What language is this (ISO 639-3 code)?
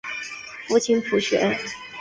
zho